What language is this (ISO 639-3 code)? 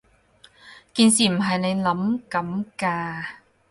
yue